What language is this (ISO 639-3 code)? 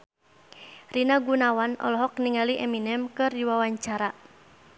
sun